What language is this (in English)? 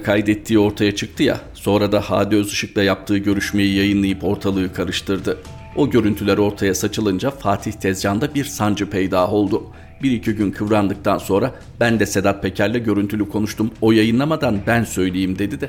Turkish